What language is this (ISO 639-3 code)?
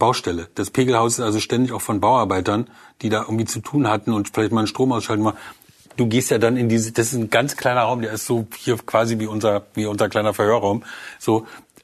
deu